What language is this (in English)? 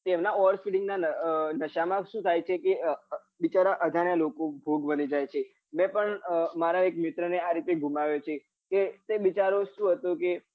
Gujarati